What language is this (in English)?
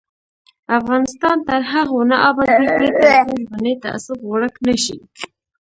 Pashto